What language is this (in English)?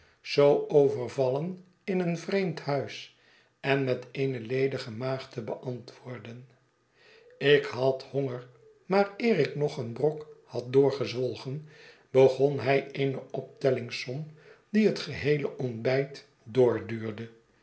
Dutch